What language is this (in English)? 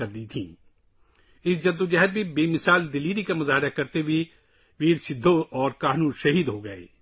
Urdu